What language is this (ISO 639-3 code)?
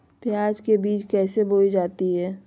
mag